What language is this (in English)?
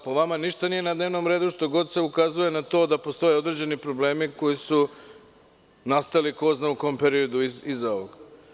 Serbian